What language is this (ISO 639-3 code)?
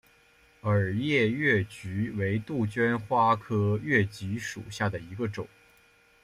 zho